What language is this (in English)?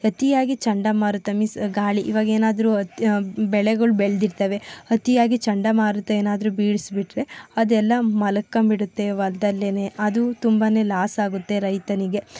Kannada